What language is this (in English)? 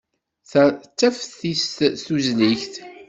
Kabyle